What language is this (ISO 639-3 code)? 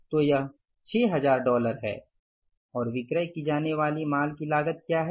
hin